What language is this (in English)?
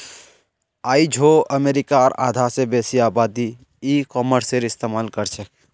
Magahi